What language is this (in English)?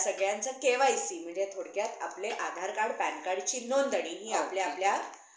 Marathi